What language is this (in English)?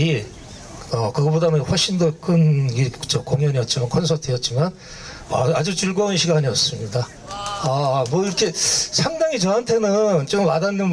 Korean